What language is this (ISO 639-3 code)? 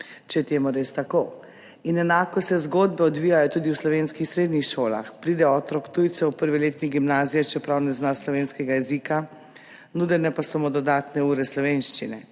slv